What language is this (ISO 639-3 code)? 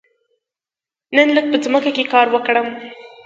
pus